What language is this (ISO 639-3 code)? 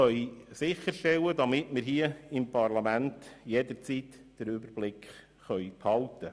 gsw